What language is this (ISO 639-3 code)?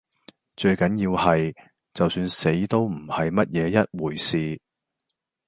yue